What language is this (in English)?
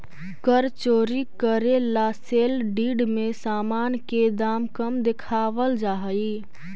Magahi